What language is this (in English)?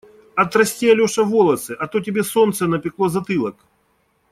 Russian